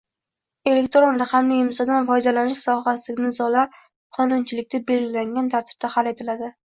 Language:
Uzbek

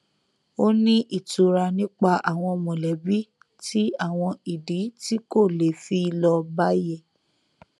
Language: Yoruba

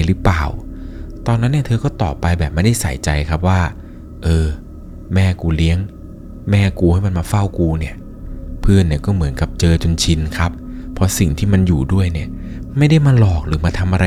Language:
Thai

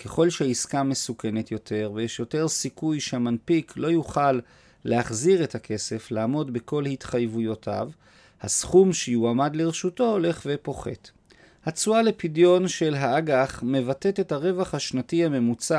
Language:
Hebrew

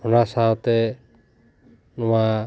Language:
Santali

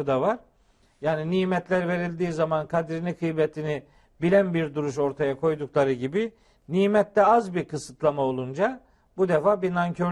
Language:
Turkish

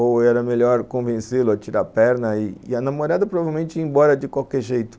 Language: Portuguese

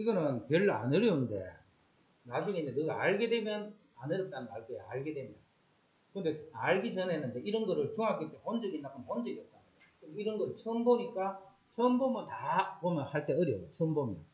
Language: Korean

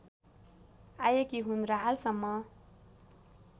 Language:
Nepali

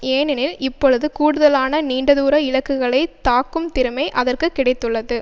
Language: Tamil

